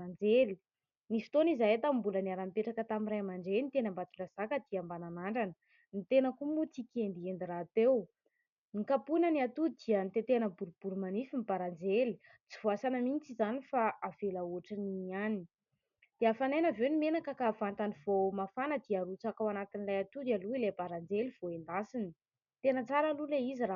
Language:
Malagasy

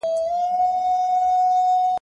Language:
Pashto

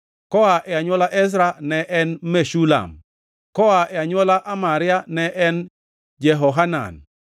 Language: Luo (Kenya and Tanzania)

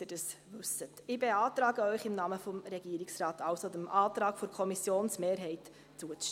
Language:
Swiss German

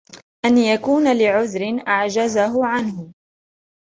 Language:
Arabic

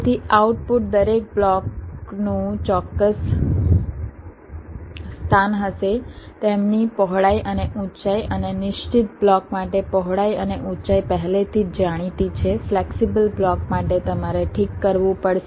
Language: Gujarati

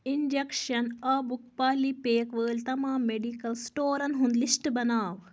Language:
Kashmiri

